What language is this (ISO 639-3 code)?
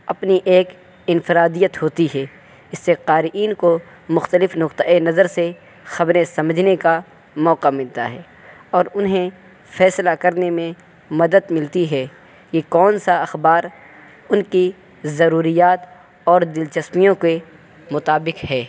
urd